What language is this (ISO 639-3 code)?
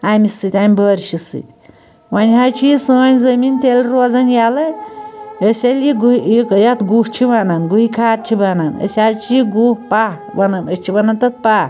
kas